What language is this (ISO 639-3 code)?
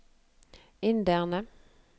nor